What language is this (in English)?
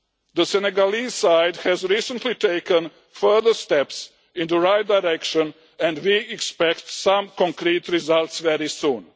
English